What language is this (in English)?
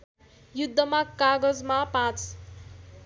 Nepali